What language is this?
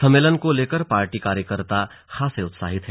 Hindi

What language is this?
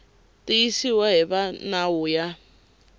Tsonga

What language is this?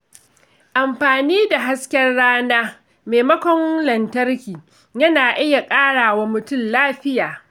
Hausa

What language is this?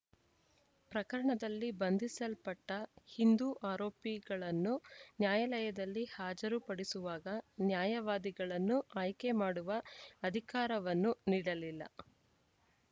Kannada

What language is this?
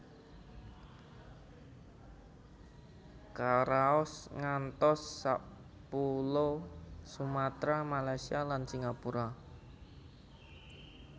Javanese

